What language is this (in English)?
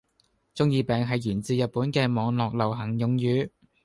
Cantonese